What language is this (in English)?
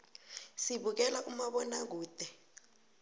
South Ndebele